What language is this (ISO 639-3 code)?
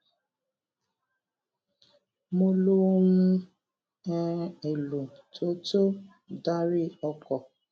yor